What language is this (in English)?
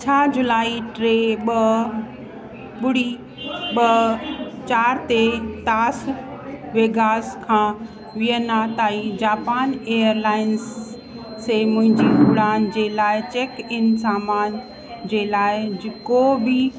Sindhi